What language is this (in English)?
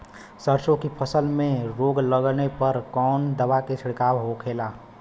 Bhojpuri